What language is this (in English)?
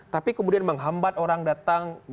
Indonesian